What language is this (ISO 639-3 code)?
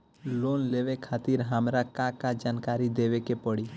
bho